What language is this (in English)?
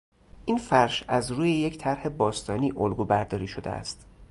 Persian